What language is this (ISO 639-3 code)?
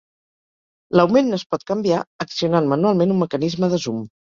cat